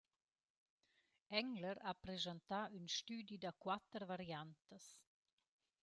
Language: Romansh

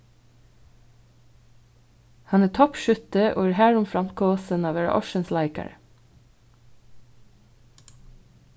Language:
Faroese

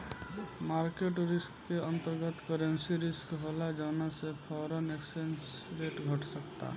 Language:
Bhojpuri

